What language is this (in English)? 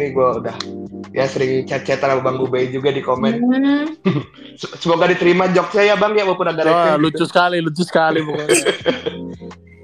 Indonesian